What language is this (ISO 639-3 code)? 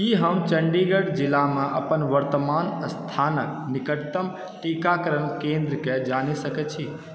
mai